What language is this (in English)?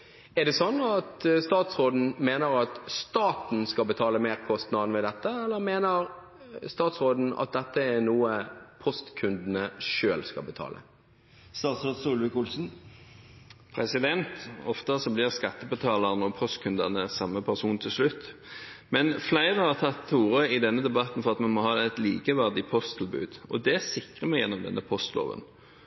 Norwegian Bokmål